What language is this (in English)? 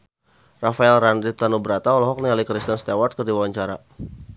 Sundanese